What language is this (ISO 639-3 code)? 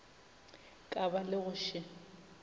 nso